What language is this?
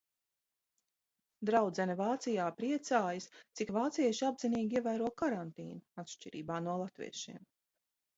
Latvian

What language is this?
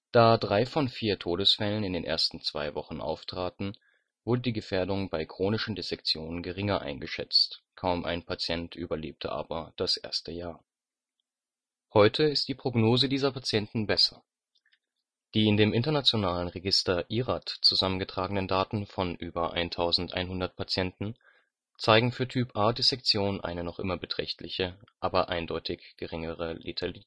German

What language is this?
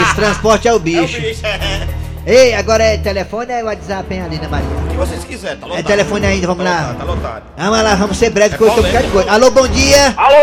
Portuguese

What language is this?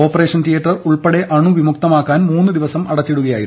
Malayalam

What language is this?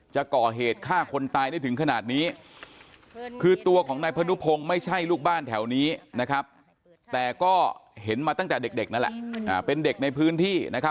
Thai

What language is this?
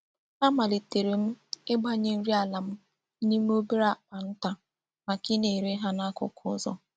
Igbo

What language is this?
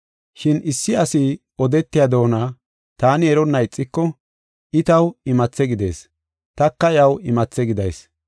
Gofa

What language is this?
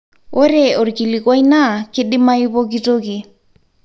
Masai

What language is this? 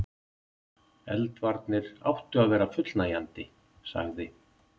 Icelandic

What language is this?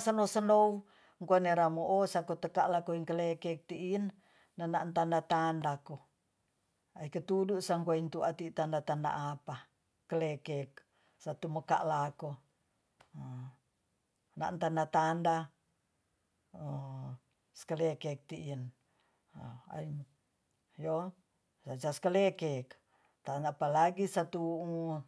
Tonsea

